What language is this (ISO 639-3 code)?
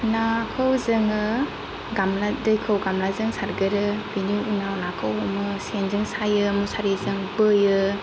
brx